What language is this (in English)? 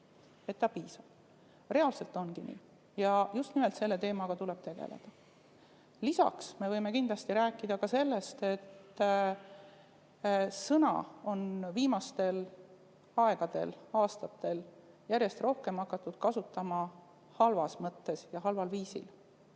Estonian